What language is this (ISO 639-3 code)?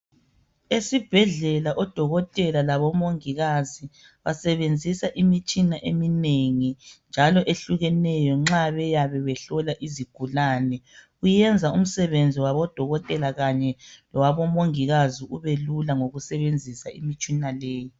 nde